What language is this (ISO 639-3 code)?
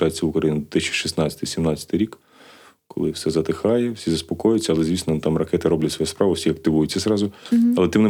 ukr